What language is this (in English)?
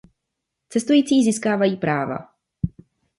Czech